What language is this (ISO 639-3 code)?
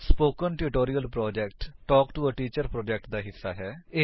pan